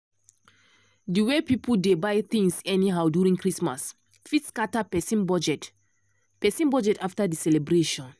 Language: Nigerian Pidgin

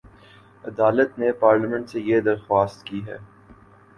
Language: Urdu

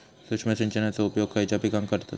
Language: Marathi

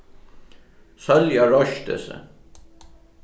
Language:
Faroese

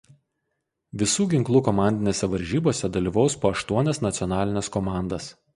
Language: Lithuanian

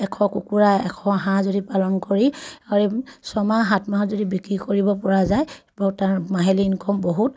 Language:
Assamese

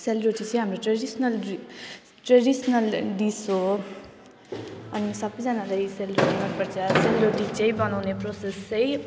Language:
Nepali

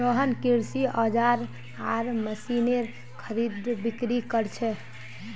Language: Magahi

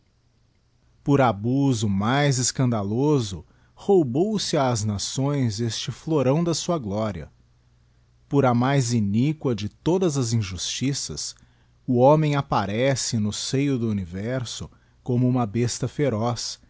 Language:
Portuguese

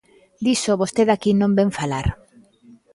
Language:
Galician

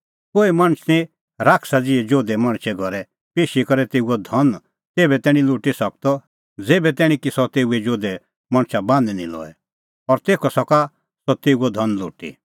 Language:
Kullu Pahari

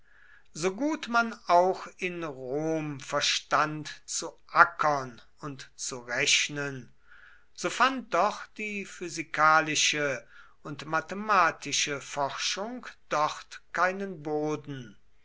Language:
German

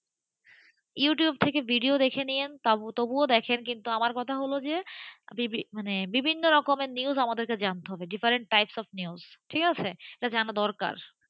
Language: Bangla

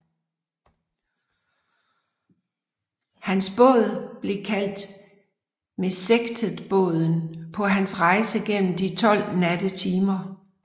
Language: Danish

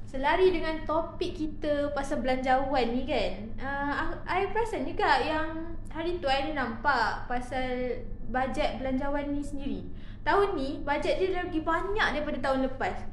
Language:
Malay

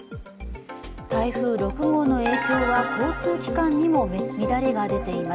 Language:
Japanese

